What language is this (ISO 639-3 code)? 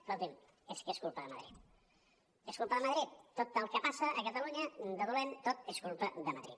cat